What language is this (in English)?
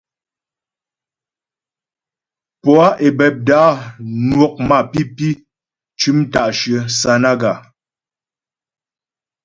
Ghomala